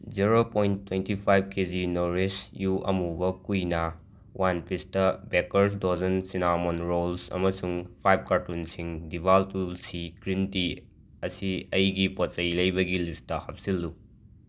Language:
Manipuri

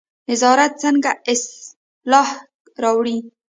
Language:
Pashto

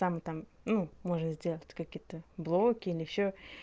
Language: Russian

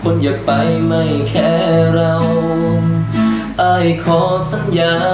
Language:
Thai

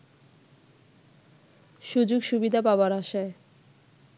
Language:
Bangla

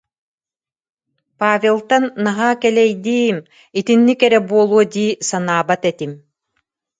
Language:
Yakut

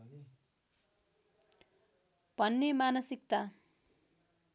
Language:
Nepali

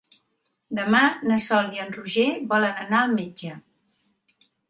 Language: Catalan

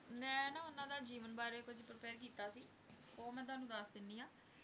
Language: Punjabi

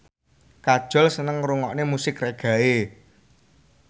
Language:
Javanese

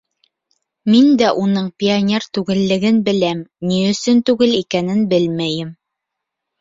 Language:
Bashkir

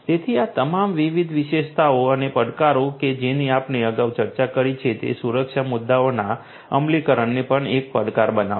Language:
Gujarati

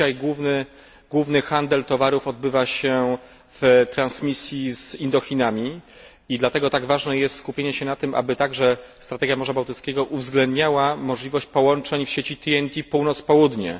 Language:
Polish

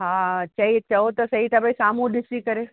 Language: Sindhi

